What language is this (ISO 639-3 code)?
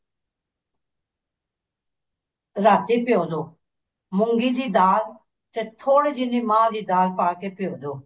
pan